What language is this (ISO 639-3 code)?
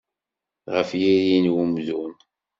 kab